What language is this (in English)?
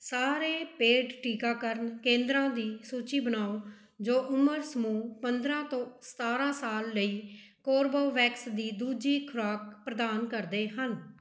Punjabi